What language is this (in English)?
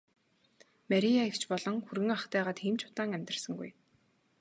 Mongolian